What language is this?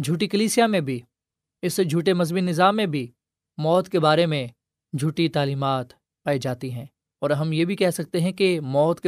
Urdu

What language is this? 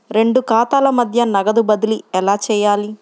Telugu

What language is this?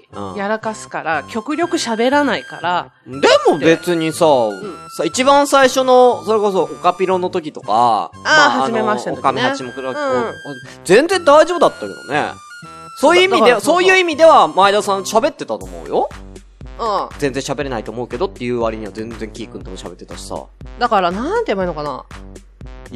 Japanese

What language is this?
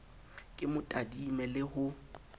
Southern Sotho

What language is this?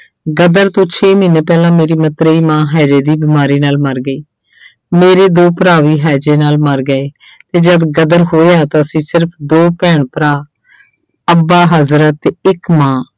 Punjabi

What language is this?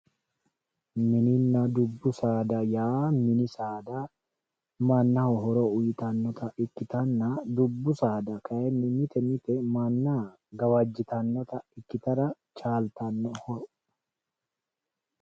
Sidamo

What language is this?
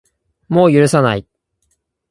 Japanese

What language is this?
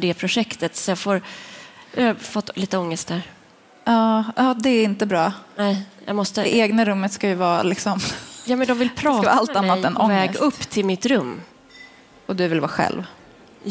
Swedish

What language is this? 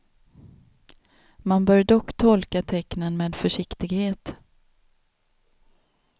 Swedish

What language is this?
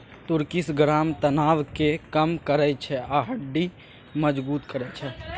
Maithili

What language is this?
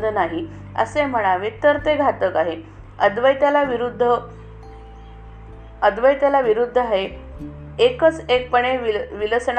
Marathi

